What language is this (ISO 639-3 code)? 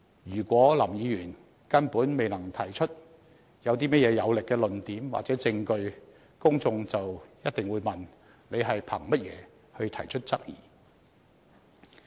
yue